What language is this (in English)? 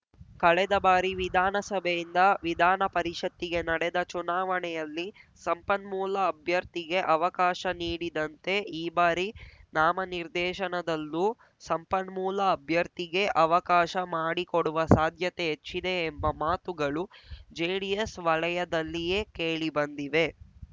Kannada